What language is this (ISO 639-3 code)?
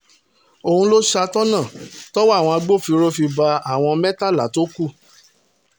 yor